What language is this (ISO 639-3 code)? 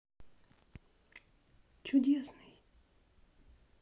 rus